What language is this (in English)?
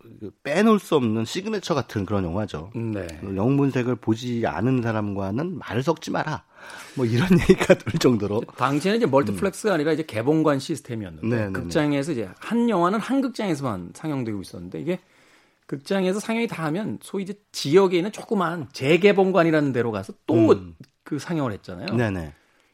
Korean